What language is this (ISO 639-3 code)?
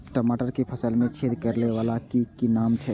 mai